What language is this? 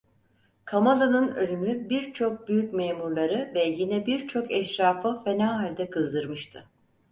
Turkish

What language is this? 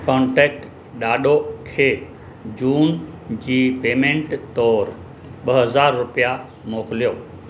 Sindhi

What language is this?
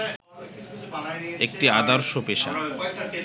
Bangla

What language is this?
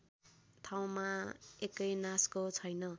Nepali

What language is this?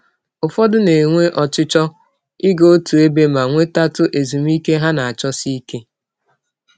Igbo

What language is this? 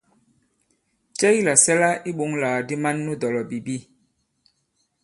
Bankon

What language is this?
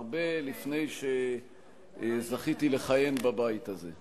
Hebrew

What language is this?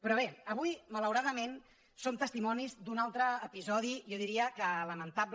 Catalan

